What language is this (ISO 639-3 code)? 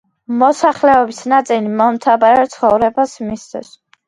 kat